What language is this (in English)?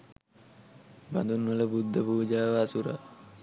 Sinhala